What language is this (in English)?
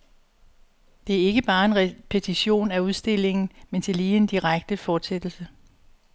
Danish